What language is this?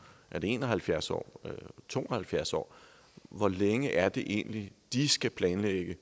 Danish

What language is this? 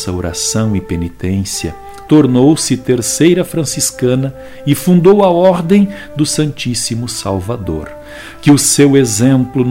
Portuguese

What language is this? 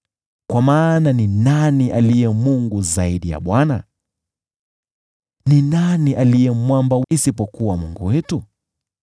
Swahili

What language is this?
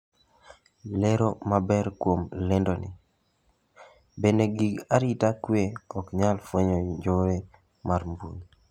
Luo (Kenya and Tanzania)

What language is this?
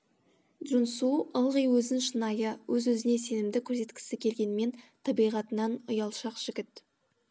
Kazakh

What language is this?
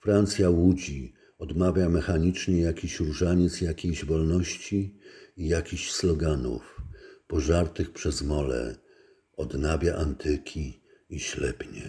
Polish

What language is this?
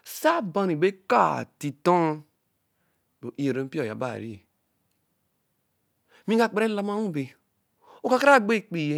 Eleme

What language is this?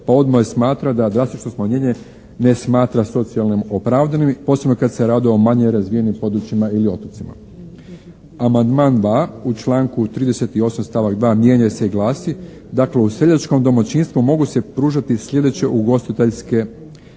Croatian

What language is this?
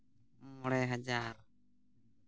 Santali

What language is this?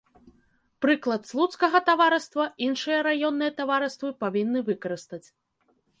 Belarusian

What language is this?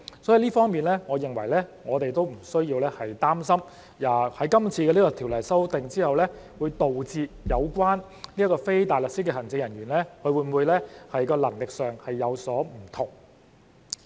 Cantonese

